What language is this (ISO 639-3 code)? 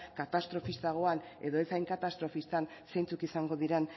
eus